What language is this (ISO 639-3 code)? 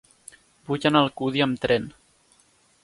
cat